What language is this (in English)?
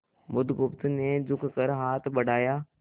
Hindi